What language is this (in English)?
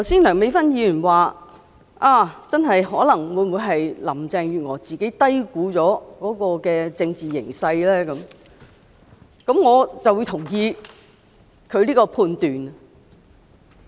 Cantonese